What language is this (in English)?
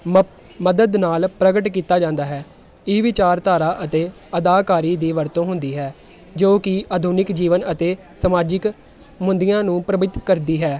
Punjabi